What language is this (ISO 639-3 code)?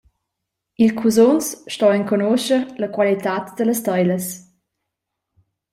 roh